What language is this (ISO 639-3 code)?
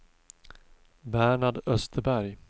swe